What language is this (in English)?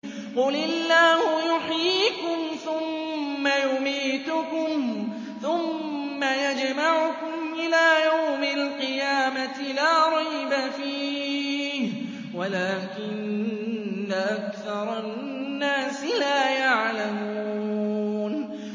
Arabic